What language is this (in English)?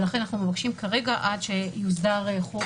Hebrew